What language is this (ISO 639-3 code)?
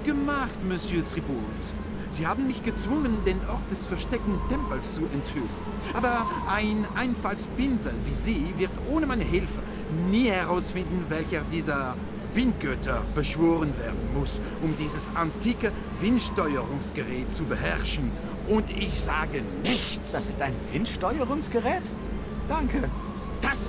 deu